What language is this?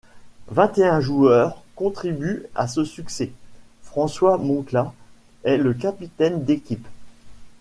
French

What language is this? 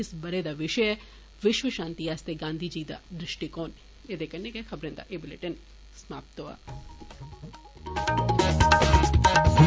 Dogri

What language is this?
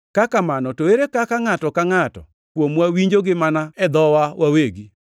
Luo (Kenya and Tanzania)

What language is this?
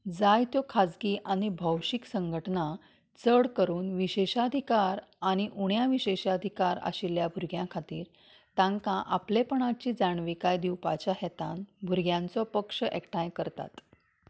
Konkani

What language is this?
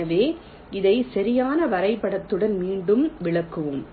Tamil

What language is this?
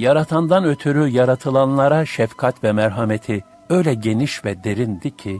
Turkish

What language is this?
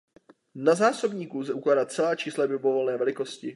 Czech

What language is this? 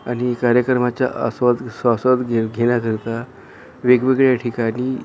Marathi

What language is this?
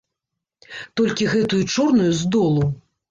Belarusian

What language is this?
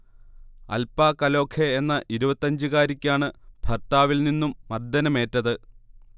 Malayalam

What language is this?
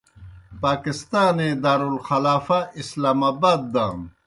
Kohistani Shina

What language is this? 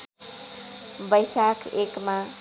Nepali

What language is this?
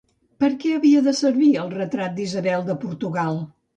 Catalan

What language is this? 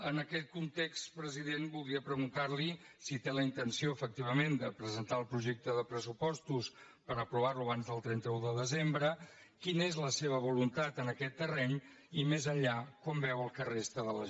Catalan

